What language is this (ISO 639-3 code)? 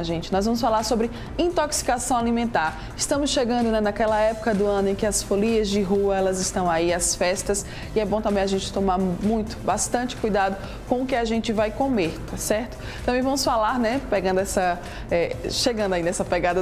por